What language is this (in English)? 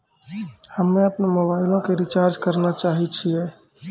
Maithili